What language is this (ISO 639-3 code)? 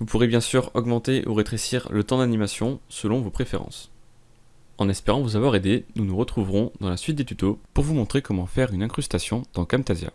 fra